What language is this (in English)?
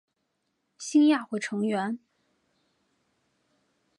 Chinese